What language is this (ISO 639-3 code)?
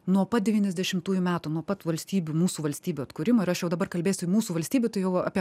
lit